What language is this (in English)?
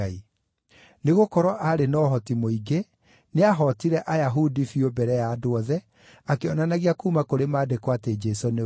Kikuyu